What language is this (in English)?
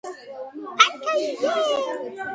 Georgian